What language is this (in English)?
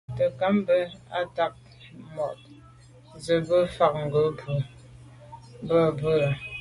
Medumba